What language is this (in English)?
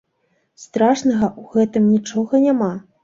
Belarusian